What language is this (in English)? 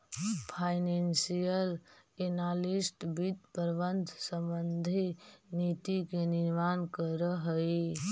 Magahi